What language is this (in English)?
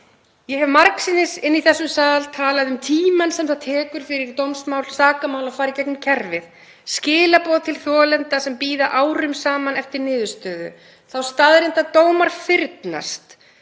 Icelandic